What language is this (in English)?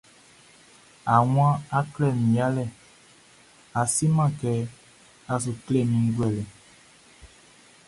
Baoulé